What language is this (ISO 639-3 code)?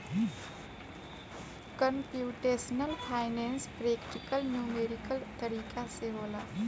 bho